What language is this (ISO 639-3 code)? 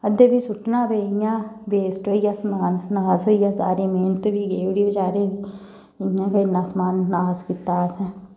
doi